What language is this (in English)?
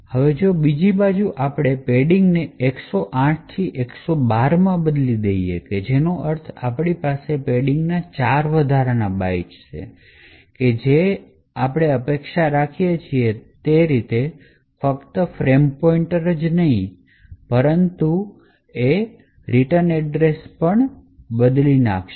Gujarati